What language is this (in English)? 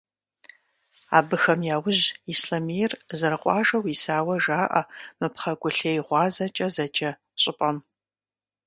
Kabardian